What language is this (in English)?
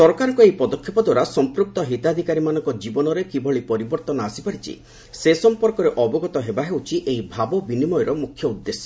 Odia